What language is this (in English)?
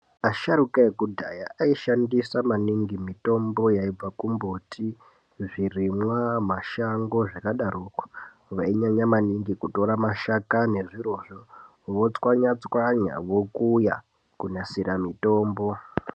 Ndau